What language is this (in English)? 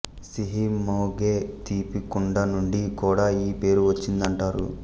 Telugu